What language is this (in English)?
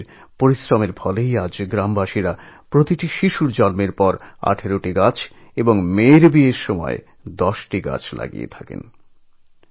Bangla